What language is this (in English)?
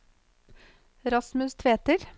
Norwegian